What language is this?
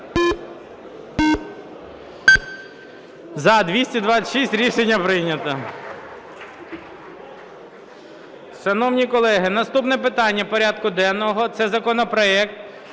Ukrainian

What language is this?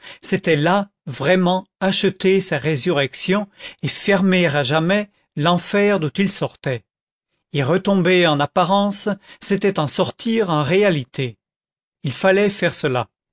French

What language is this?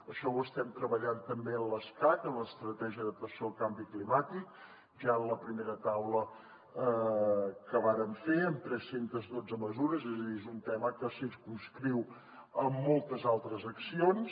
Catalan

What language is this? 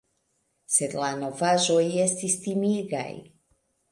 Esperanto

